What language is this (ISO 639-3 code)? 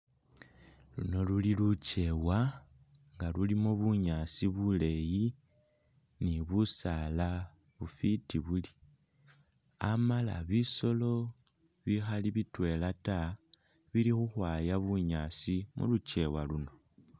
myx